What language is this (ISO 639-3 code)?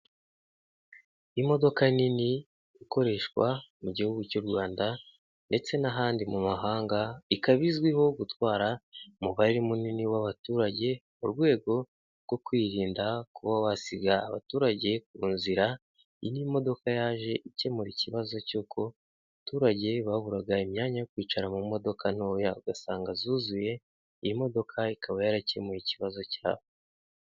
kin